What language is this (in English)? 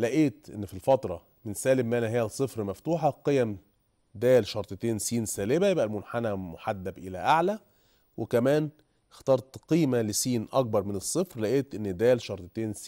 Arabic